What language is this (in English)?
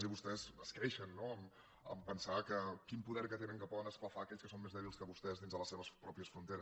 Catalan